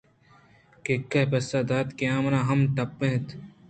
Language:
Eastern Balochi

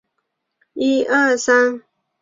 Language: Chinese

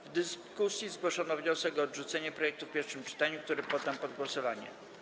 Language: Polish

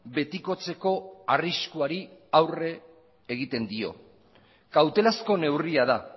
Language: Basque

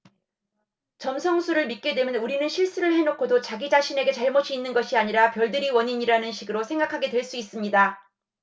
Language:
Korean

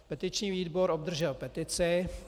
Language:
Czech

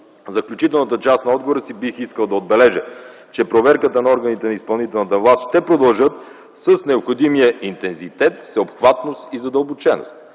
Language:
Bulgarian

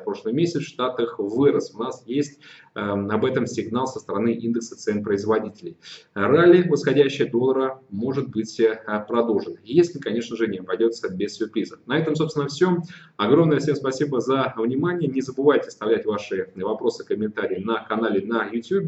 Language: Russian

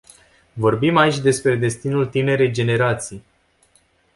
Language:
Romanian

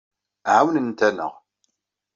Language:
Kabyle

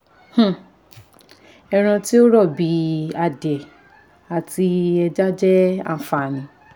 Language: Yoruba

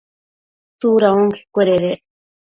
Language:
Matsés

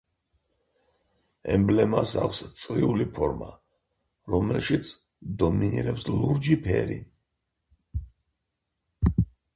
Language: Georgian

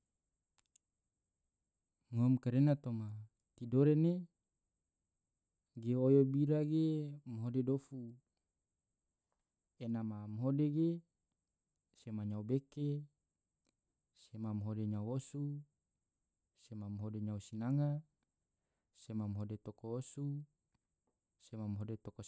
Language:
Tidore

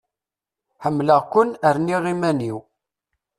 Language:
Kabyle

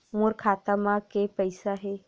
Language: Chhattisgarhi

